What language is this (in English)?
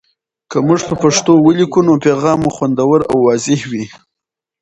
Pashto